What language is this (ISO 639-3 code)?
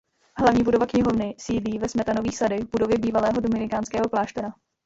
ces